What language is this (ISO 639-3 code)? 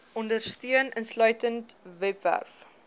afr